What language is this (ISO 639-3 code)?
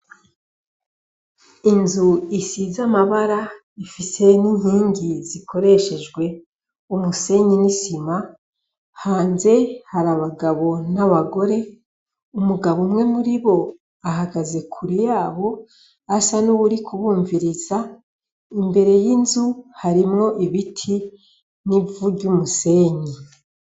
run